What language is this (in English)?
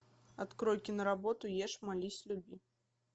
Russian